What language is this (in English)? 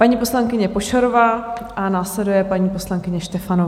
Czech